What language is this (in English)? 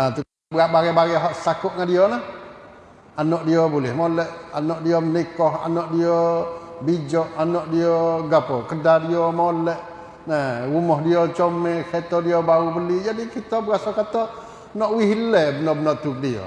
Malay